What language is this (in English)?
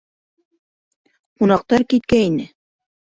Bashkir